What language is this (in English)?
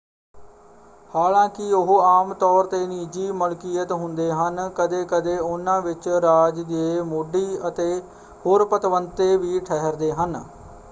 Punjabi